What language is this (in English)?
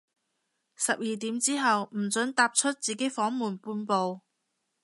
Cantonese